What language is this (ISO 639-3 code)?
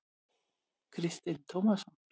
isl